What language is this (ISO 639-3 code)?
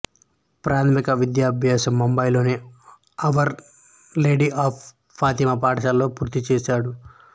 tel